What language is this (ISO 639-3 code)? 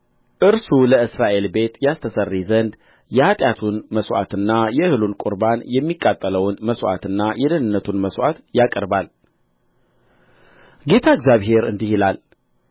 amh